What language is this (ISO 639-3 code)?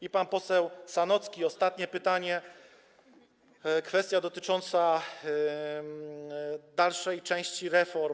pol